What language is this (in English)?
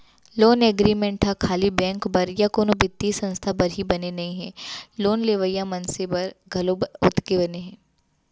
Chhattisgarhi